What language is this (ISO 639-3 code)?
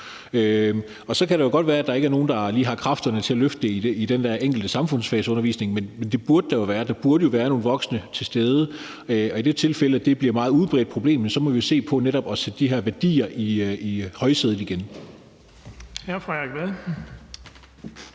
dan